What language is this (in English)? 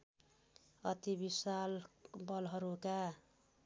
Nepali